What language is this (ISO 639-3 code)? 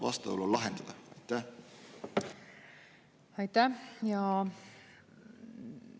est